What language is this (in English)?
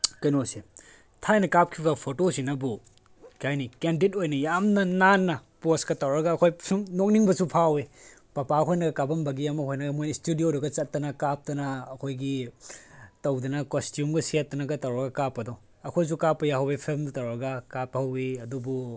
Manipuri